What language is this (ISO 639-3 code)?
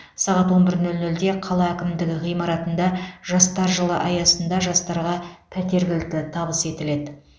kaz